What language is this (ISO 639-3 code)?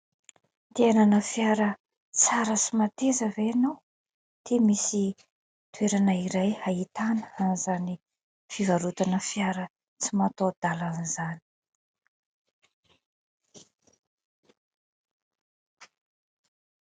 mlg